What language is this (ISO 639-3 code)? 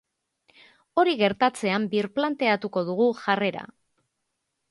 eus